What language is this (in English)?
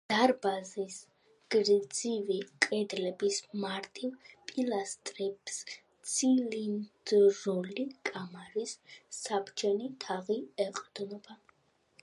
Georgian